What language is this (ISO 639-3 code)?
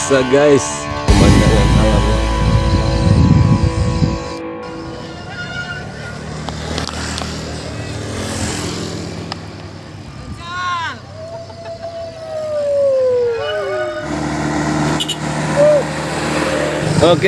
ind